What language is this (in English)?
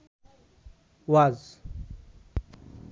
Bangla